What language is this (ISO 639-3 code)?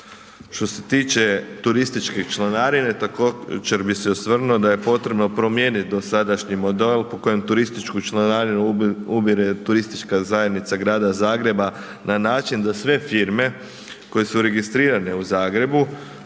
hrv